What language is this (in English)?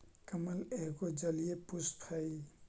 Magahi